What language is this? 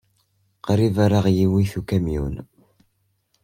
Kabyle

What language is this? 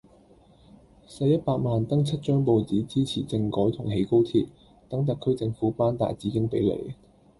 Cantonese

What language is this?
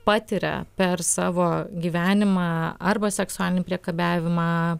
Lithuanian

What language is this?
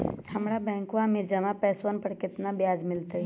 Magahi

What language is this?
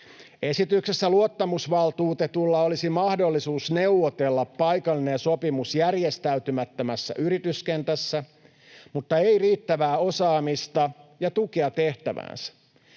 Finnish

